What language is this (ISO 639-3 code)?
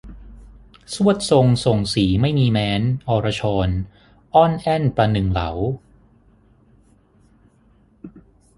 tha